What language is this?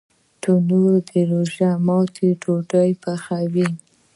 Pashto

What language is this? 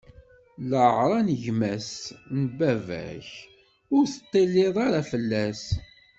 Kabyle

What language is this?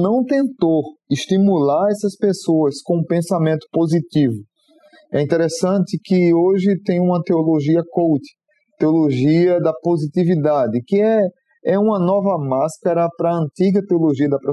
Portuguese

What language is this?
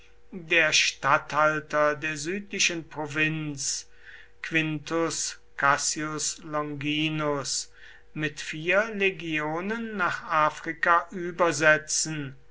German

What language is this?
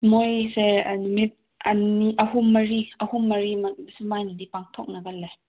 Manipuri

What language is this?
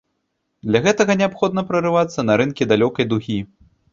Belarusian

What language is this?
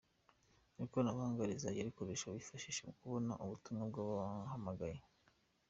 Kinyarwanda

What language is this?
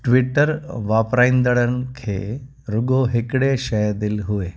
Sindhi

